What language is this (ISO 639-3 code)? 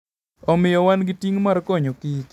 luo